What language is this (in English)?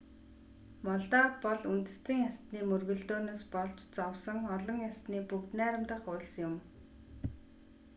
Mongolian